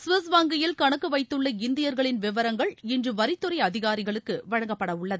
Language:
Tamil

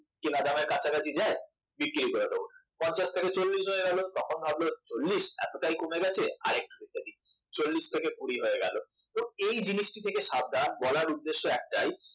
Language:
Bangla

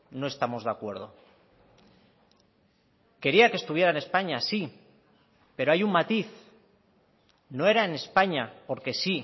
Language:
Spanish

